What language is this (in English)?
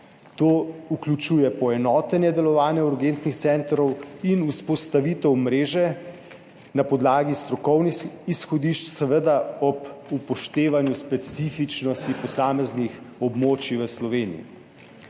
Slovenian